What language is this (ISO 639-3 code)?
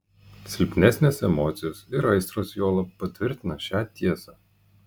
lit